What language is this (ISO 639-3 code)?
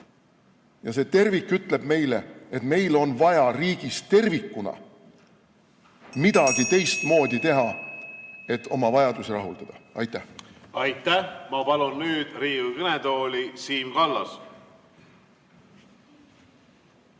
est